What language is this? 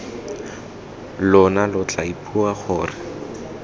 Tswana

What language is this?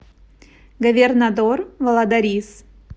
Russian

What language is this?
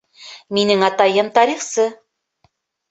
Bashkir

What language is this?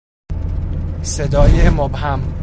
Persian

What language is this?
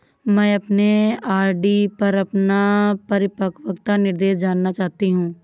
Hindi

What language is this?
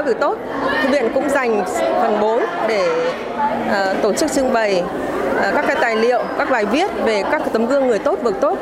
Vietnamese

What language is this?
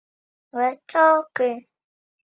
Latvian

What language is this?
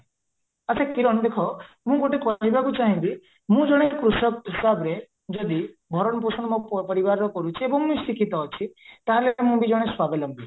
Odia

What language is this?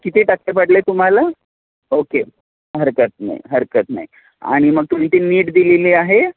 Marathi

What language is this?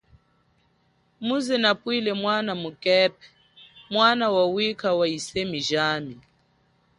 Chokwe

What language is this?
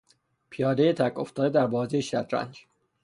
Persian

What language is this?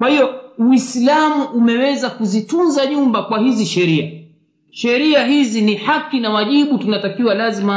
Swahili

